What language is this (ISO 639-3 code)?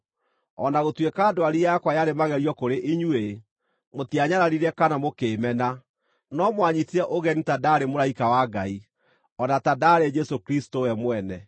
kik